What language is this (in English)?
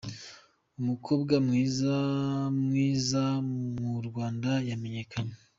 Kinyarwanda